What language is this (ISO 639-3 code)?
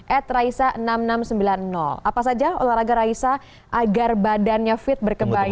ind